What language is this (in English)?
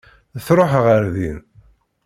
Kabyle